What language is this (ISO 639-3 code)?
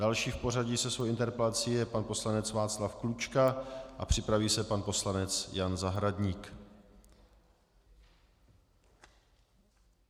ces